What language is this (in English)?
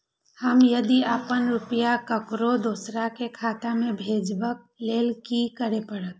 Maithili